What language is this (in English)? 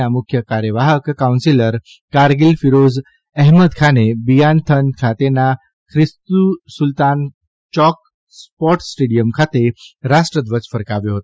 Gujarati